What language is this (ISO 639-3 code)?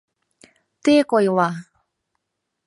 chm